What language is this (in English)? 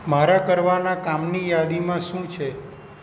Gujarati